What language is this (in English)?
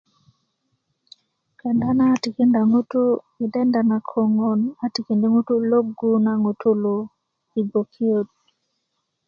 Kuku